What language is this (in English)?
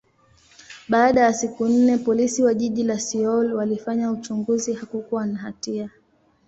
Swahili